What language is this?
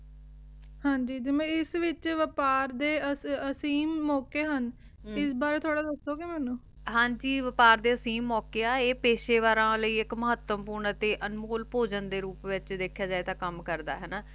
Punjabi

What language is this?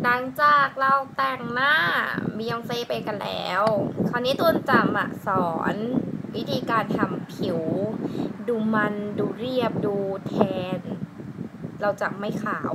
Thai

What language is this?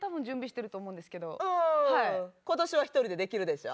Japanese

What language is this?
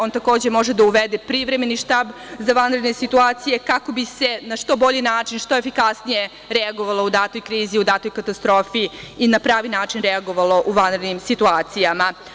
Serbian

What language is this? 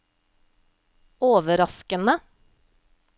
Norwegian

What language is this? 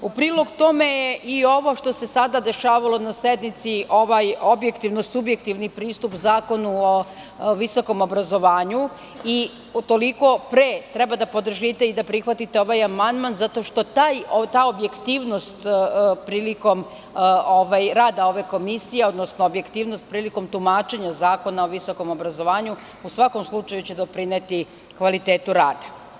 Serbian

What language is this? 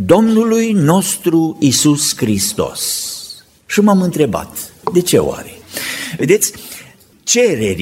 Romanian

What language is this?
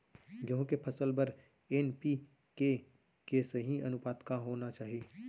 Chhattisgarhi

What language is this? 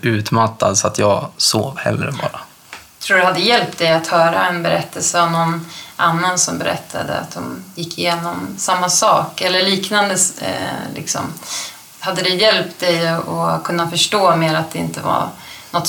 Swedish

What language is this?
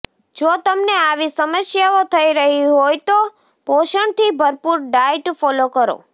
Gujarati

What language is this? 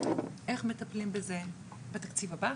Hebrew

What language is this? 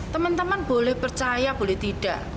Indonesian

